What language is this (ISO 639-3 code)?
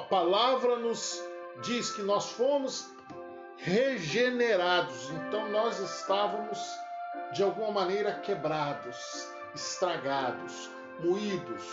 por